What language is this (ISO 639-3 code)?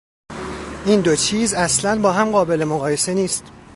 fas